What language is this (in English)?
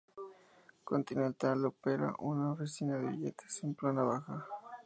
Spanish